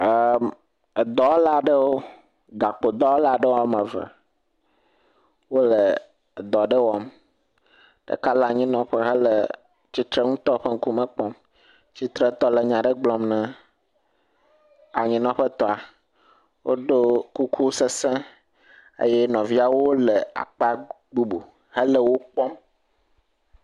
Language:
Ewe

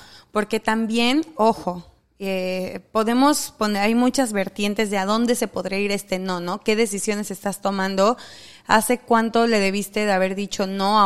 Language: Spanish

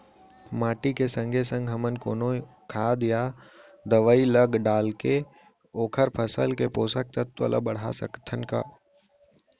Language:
Chhattisgarhi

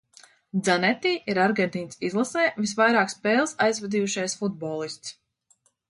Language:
Latvian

